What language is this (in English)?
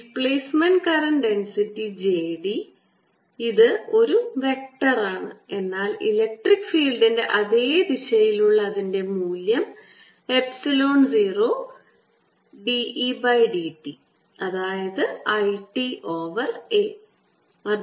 Malayalam